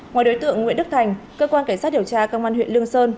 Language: Vietnamese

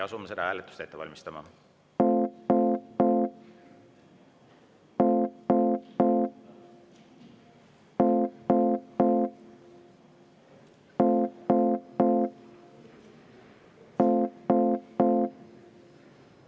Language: Estonian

